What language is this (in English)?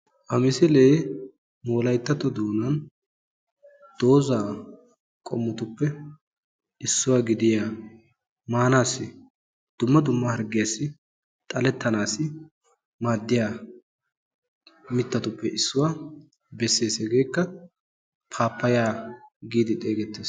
Wolaytta